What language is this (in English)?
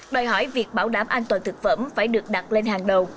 Vietnamese